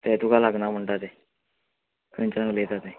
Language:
Konkani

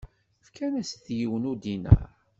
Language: Kabyle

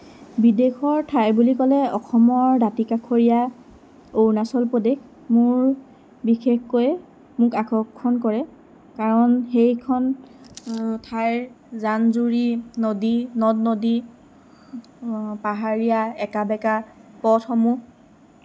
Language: Assamese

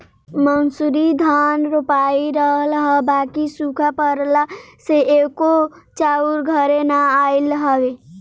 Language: Bhojpuri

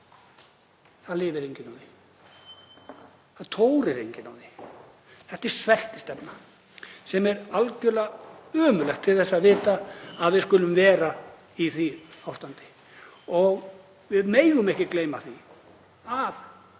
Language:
Icelandic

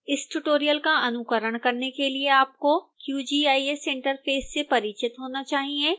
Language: Hindi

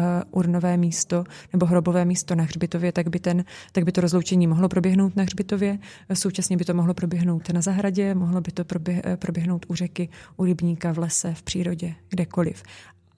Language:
Czech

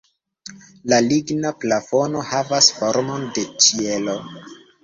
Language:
Esperanto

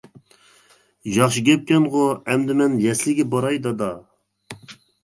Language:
Uyghur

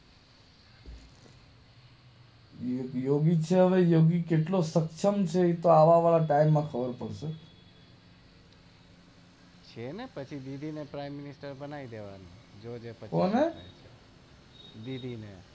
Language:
Gujarati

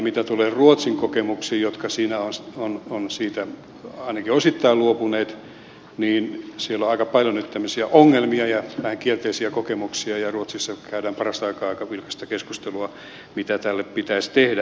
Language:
Finnish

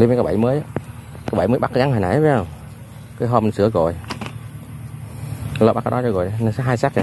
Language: Vietnamese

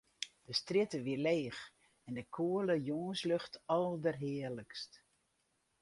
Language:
Western Frisian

